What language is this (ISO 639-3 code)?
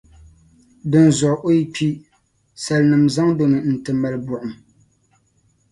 dag